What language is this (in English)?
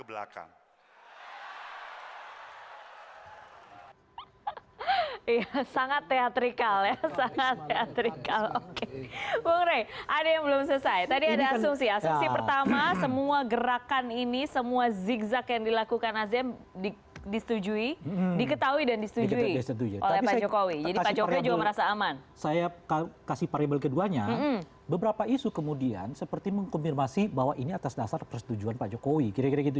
Indonesian